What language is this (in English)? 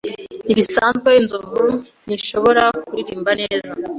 Kinyarwanda